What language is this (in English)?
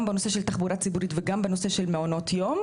Hebrew